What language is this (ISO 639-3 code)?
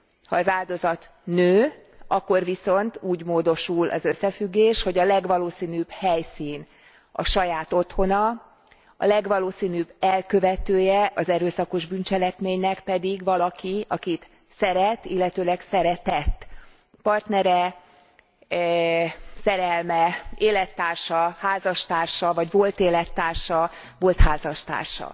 hun